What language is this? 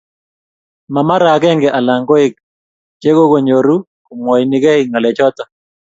Kalenjin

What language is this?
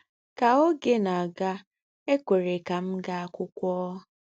Igbo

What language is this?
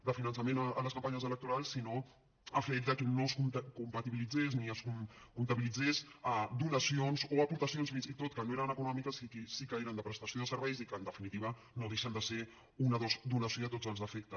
Catalan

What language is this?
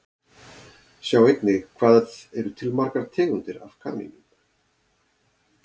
Icelandic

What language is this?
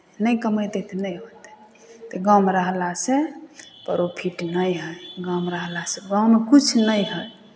Maithili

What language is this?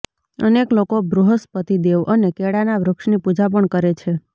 Gujarati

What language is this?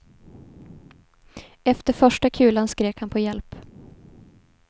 Swedish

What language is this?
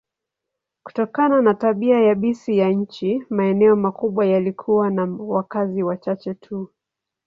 Swahili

